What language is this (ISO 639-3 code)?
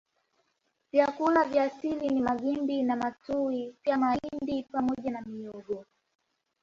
swa